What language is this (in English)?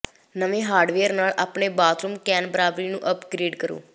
Punjabi